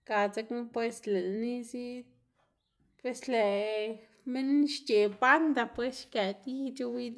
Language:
Xanaguía Zapotec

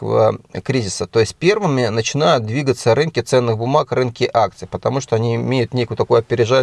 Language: Russian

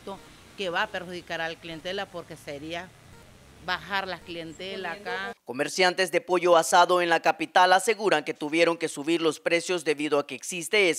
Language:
Spanish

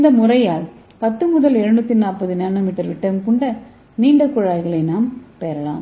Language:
Tamil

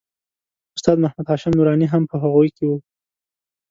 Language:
Pashto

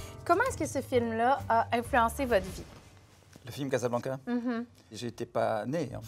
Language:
French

